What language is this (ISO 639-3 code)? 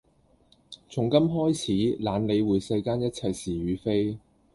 yue